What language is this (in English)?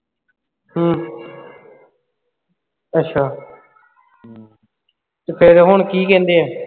Punjabi